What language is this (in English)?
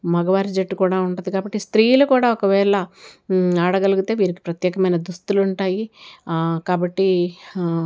Telugu